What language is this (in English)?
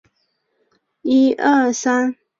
Chinese